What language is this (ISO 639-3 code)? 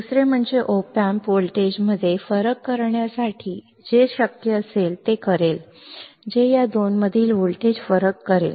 mar